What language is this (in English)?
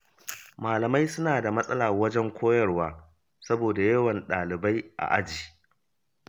Hausa